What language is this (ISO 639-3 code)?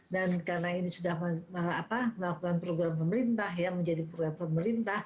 ind